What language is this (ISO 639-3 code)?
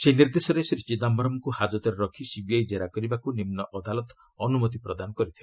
ori